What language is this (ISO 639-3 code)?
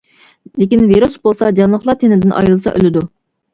uig